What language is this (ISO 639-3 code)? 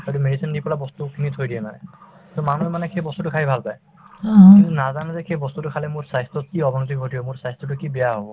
asm